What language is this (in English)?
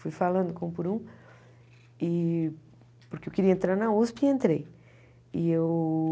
Portuguese